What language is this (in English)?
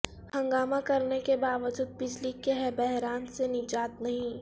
Urdu